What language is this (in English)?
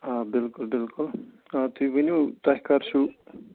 Kashmiri